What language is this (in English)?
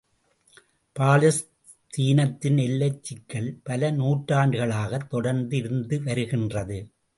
Tamil